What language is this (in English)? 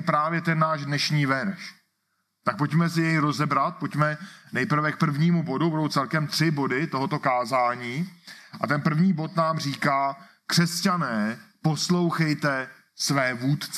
Czech